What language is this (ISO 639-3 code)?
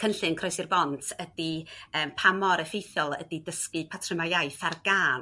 cym